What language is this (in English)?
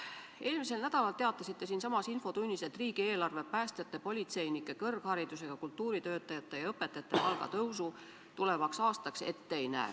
Estonian